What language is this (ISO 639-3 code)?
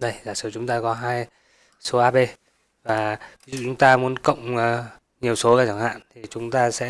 vie